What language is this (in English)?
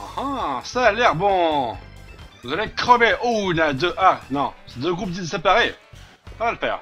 French